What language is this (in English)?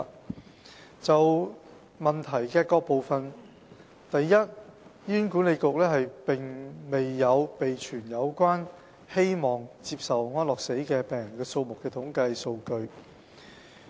Cantonese